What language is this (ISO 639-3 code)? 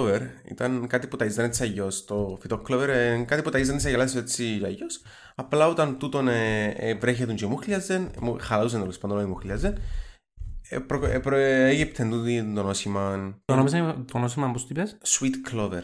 ell